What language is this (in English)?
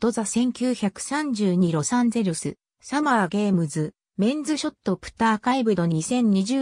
Japanese